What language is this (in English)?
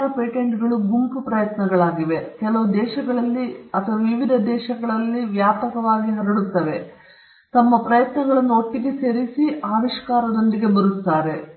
Kannada